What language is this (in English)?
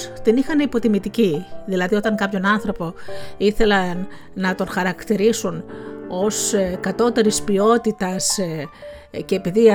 Greek